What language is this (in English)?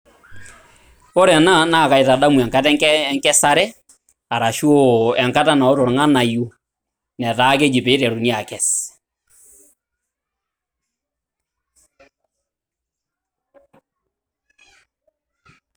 Masai